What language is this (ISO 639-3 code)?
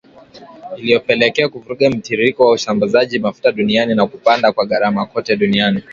swa